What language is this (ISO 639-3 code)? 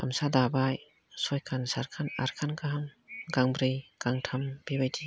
brx